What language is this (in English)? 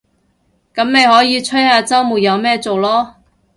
Cantonese